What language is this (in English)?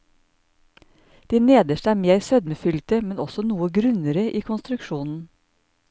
Norwegian